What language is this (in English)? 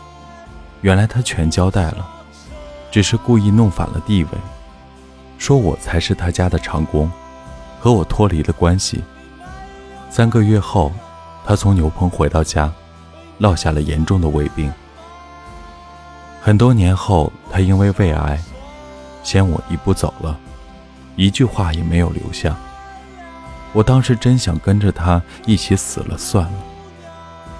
Chinese